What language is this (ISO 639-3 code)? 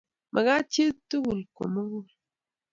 kln